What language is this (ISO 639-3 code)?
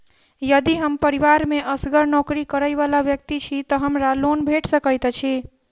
mai